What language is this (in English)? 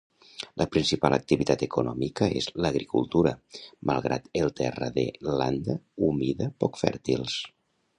Catalan